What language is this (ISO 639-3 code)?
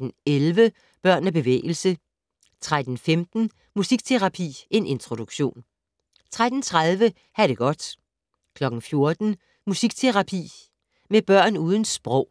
dan